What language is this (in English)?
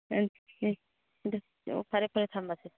Manipuri